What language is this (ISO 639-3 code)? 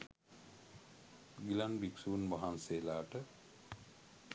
sin